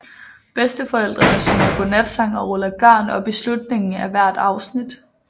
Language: Danish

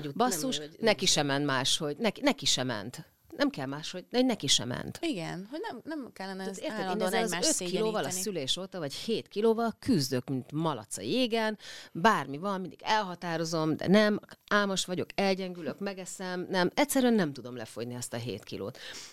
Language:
Hungarian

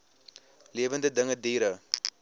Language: Afrikaans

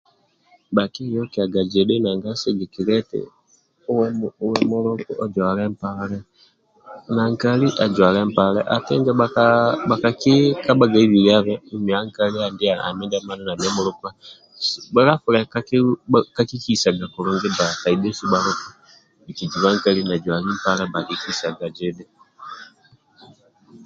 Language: Amba (Uganda)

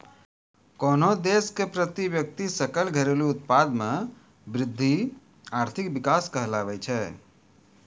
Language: Maithili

